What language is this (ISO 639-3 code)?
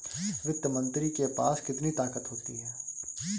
hin